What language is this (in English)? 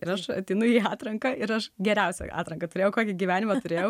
Lithuanian